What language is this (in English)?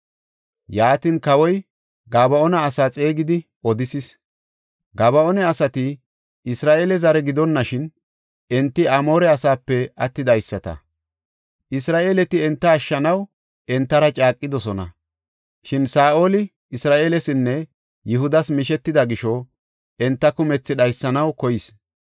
Gofa